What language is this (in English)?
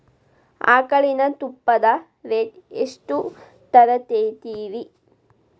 Kannada